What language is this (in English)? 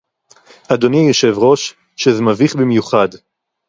Hebrew